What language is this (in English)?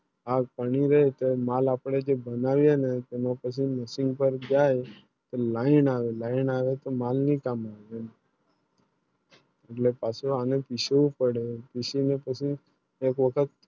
Gujarati